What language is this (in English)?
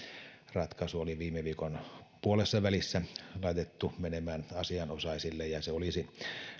Finnish